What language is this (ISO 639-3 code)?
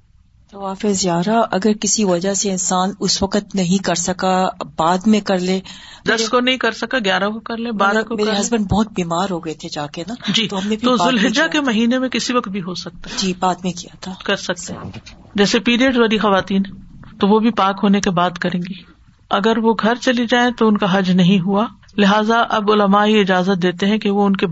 urd